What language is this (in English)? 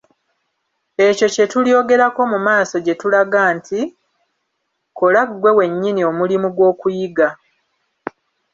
Ganda